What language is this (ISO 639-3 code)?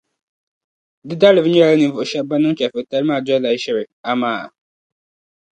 dag